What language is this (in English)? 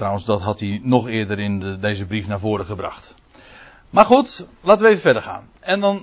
Dutch